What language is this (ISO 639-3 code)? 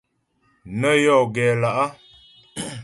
bbj